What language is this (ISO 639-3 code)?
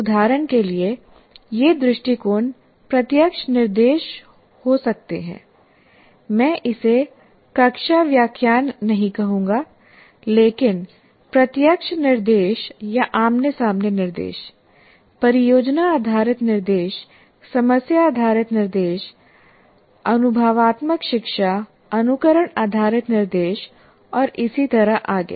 hin